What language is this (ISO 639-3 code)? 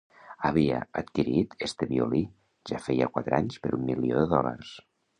cat